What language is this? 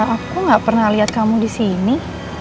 Indonesian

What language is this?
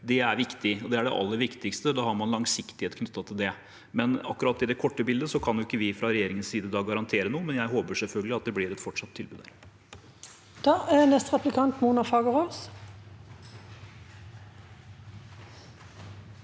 Norwegian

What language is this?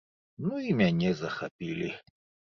Belarusian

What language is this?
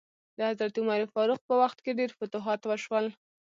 Pashto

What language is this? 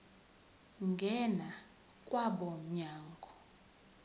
Zulu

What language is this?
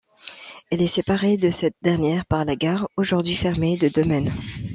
French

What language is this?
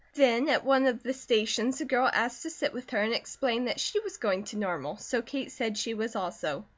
English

